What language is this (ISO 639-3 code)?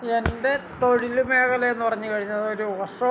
mal